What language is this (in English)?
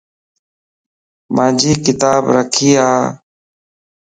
Lasi